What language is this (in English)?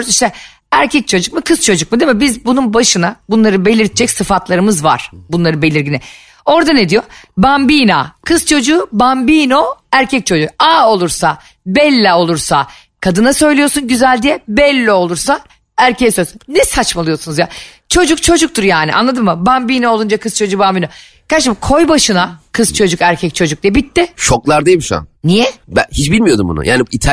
Turkish